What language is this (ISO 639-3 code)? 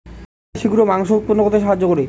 ben